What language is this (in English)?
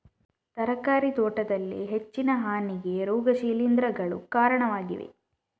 Kannada